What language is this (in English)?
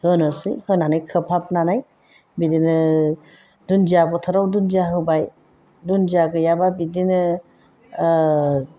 Bodo